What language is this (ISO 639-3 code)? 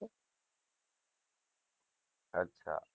guj